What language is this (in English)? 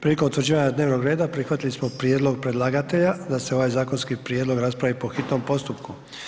Croatian